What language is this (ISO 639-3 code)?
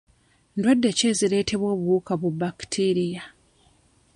lug